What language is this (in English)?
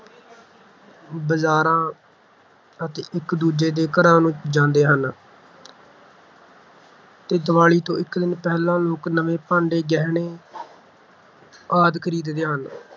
Punjabi